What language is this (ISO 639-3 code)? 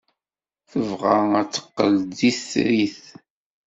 kab